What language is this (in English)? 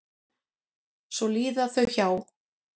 Icelandic